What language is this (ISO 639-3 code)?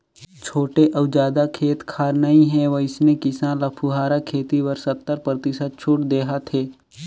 hne